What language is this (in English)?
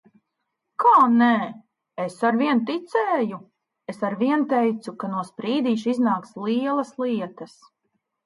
Latvian